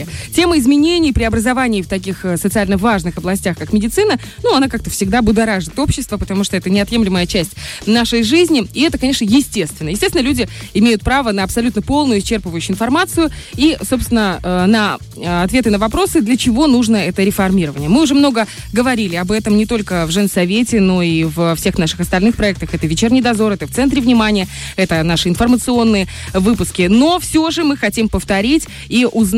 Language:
Russian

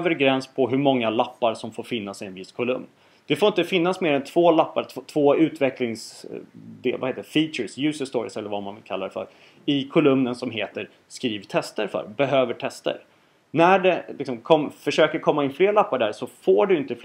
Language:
Swedish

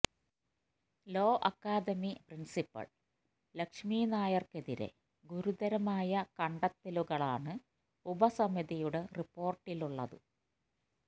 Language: Malayalam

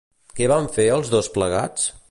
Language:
Catalan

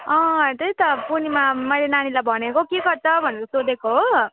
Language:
Nepali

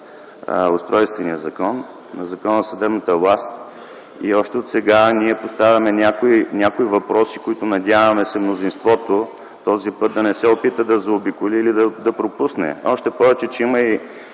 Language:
Bulgarian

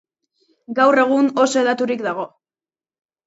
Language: Basque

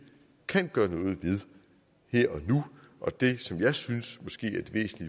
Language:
Danish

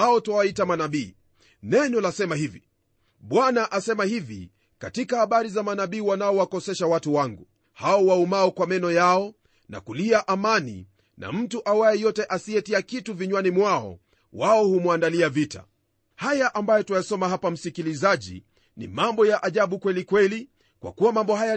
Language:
Swahili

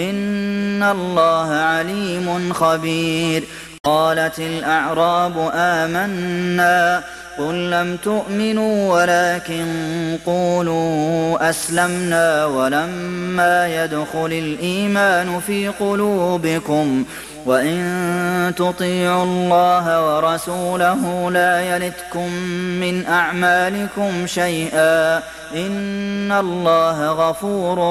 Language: Arabic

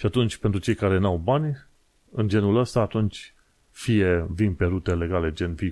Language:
Romanian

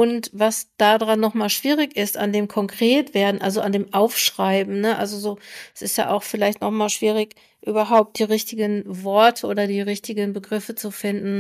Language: German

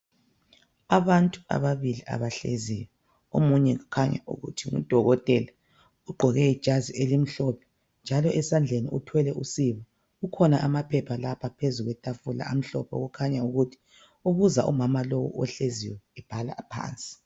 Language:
North Ndebele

